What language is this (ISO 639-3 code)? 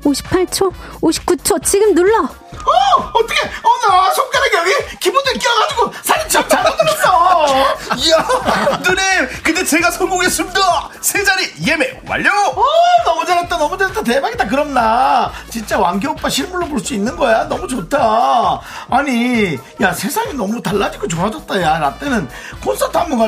kor